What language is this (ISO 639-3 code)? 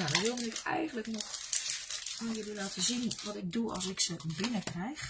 nld